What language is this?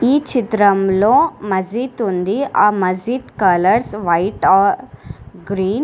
Telugu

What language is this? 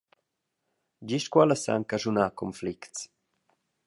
Romansh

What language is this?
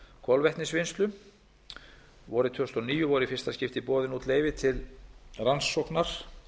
Icelandic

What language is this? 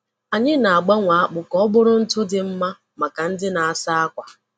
Igbo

